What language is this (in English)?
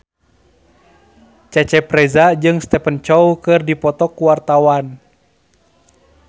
Sundanese